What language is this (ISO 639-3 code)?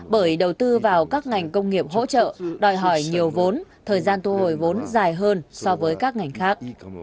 vie